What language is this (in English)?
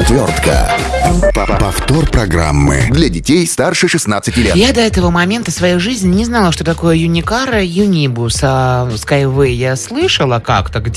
Russian